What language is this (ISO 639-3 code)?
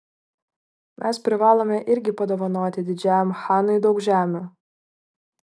lit